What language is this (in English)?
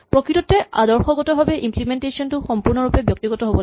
Assamese